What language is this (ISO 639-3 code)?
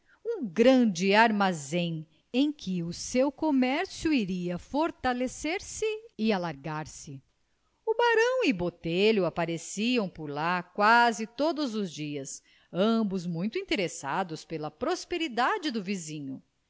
por